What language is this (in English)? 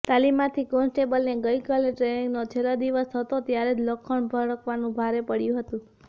Gujarati